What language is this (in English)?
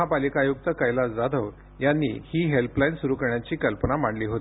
Marathi